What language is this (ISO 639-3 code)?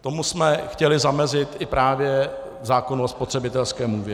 ces